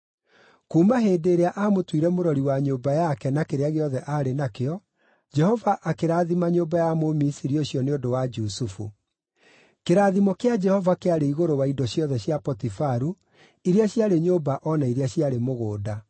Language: Kikuyu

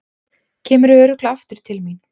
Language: Icelandic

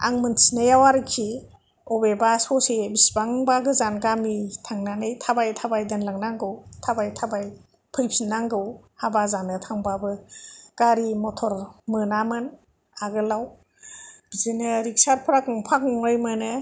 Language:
Bodo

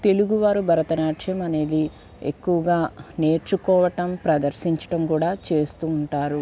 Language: Telugu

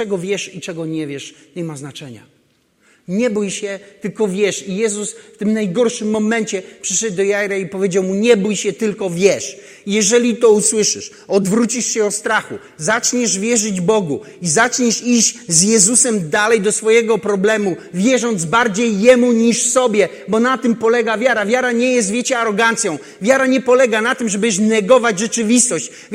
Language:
Polish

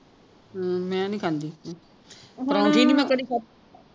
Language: Punjabi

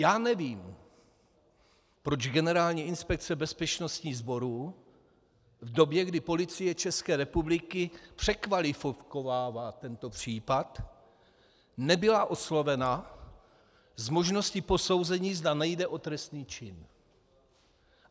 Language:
Czech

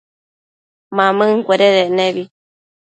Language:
Matsés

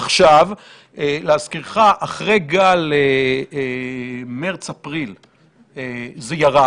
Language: Hebrew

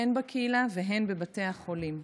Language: Hebrew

